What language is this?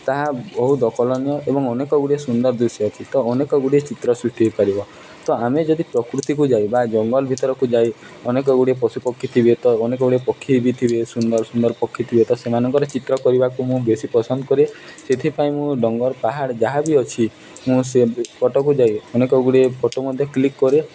Odia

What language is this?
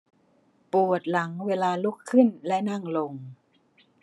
Thai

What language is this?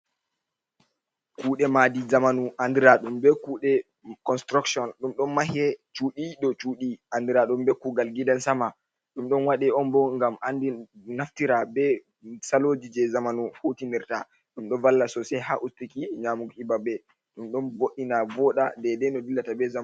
Fula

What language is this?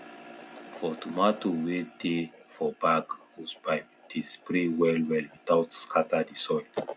Nigerian Pidgin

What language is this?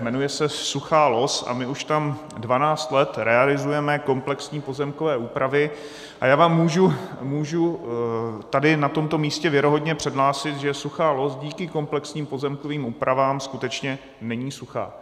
Czech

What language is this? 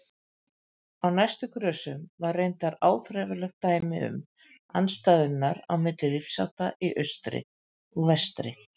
Icelandic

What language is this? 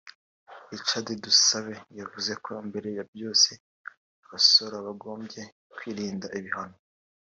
Kinyarwanda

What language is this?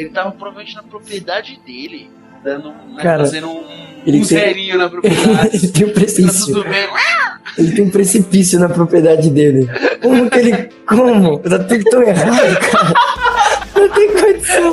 Portuguese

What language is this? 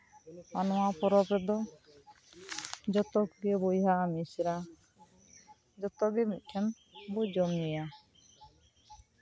Santali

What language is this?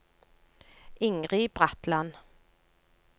Norwegian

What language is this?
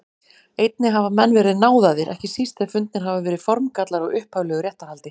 Icelandic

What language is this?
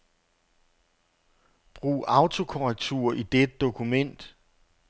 Danish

